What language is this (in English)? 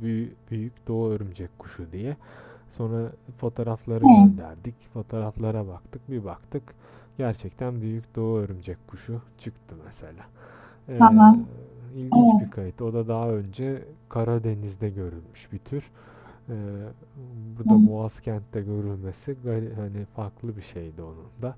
Turkish